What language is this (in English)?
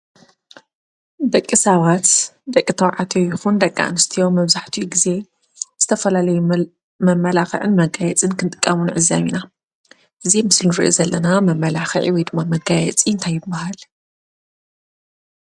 Tigrinya